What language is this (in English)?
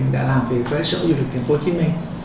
Vietnamese